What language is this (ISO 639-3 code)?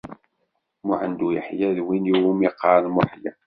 kab